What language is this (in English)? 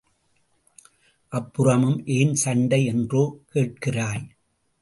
Tamil